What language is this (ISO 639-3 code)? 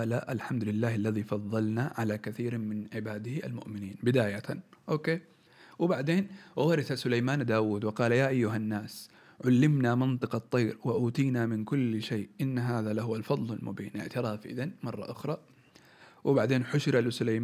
ara